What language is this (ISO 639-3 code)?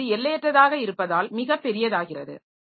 tam